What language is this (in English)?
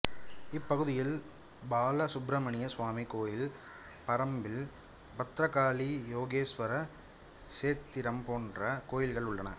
Tamil